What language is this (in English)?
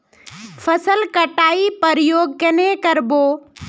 Magahi